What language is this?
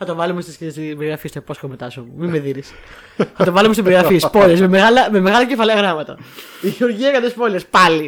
Greek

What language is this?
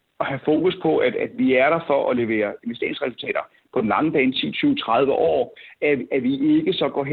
Danish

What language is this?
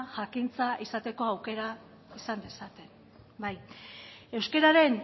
Basque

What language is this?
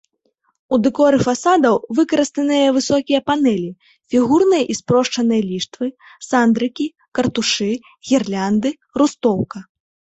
Belarusian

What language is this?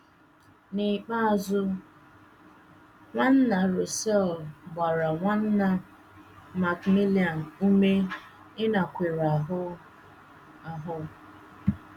Igbo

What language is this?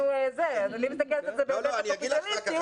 Hebrew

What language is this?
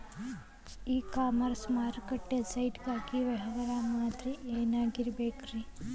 Kannada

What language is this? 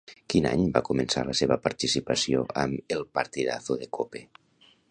Catalan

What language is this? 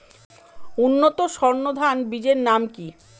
Bangla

